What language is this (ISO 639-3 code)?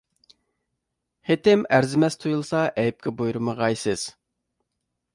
uig